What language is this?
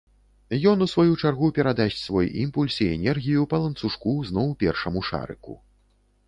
Belarusian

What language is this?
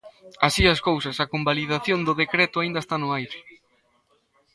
Galician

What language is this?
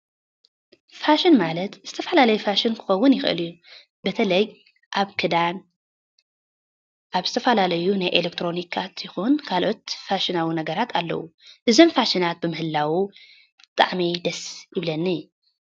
Tigrinya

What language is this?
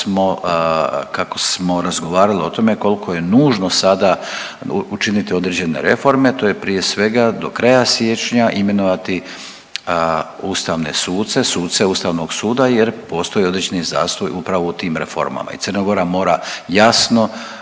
Croatian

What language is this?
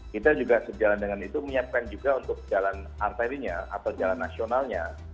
Indonesian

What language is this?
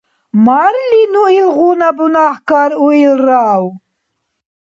Dargwa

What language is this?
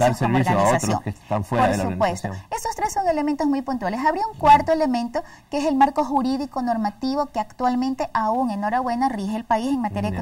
Spanish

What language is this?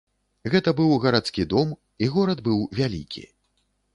Belarusian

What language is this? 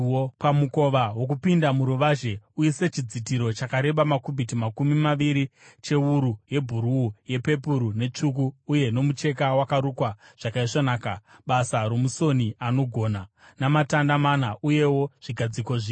Shona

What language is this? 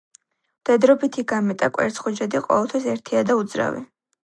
Georgian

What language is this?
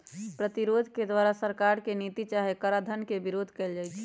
Magahi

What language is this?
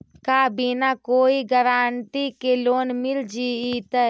Magahi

